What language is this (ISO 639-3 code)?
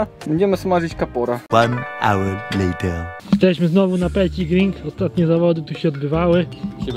pol